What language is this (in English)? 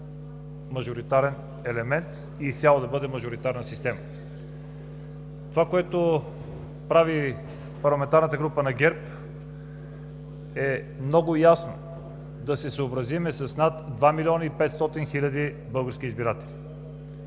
Bulgarian